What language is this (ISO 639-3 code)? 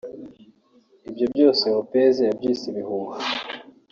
kin